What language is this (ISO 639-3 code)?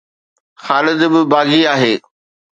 snd